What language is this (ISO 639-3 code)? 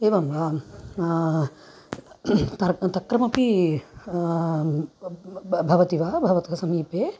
san